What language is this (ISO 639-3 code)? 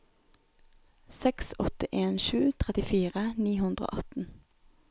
nor